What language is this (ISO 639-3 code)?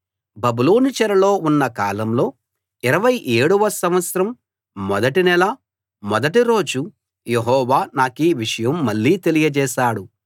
tel